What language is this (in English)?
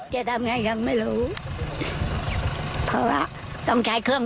Thai